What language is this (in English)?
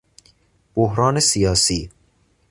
Persian